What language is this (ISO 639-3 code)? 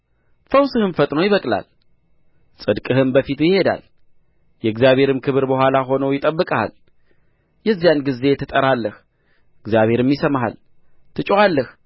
amh